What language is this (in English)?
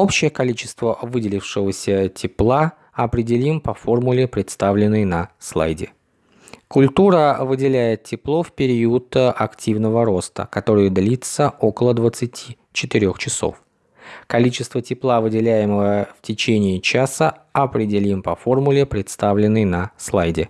Russian